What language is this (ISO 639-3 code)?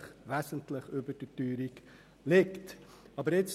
gsw